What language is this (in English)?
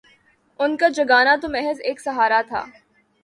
Urdu